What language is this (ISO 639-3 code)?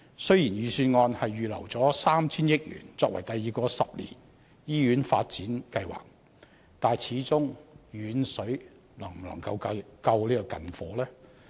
yue